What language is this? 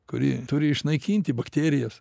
Lithuanian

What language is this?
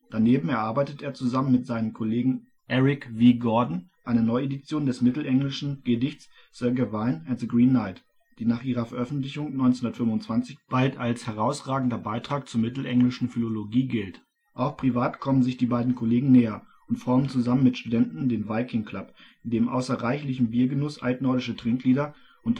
German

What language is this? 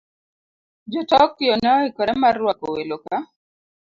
Luo (Kenya and Tanzania)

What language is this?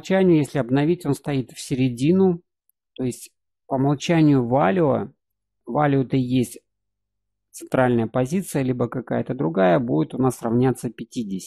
Russian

